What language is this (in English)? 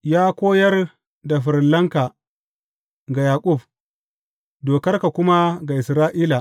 Hausa